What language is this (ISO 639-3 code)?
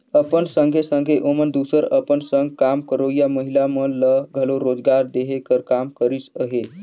hne